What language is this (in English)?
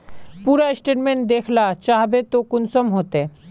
Magahi